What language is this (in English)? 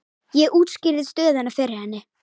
Icelandic